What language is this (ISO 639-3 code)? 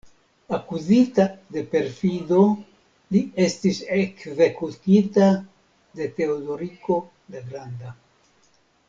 epo